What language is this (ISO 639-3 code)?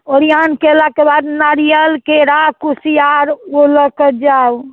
mai